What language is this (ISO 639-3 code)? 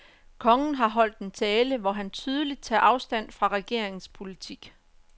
dan